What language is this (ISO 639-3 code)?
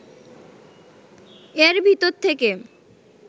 ben